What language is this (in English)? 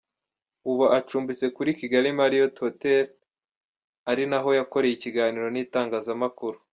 Kinyarwanda